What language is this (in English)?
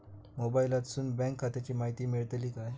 Marathi